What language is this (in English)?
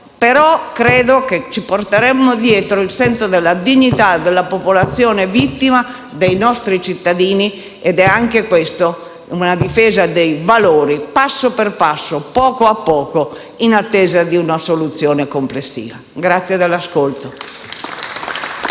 Italian